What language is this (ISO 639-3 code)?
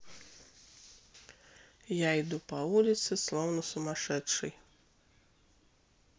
rus